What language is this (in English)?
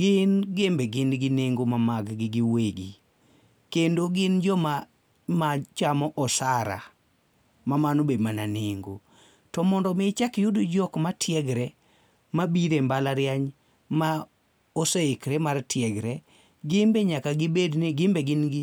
Luo (Kenya and Tanzania)